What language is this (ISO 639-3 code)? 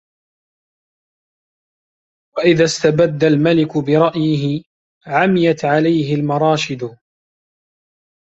ara